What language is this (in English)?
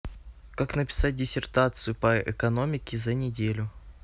Russian